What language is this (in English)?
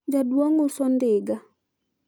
Luo (Kenya and Tanzania)